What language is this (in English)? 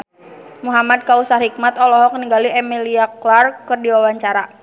Sundanese